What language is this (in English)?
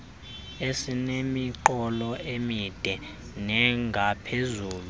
Xhosa